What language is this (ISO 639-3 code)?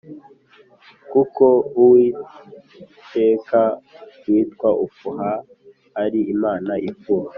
kin